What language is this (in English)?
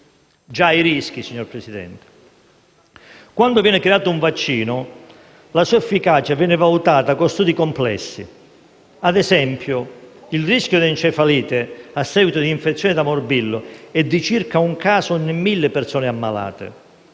Italian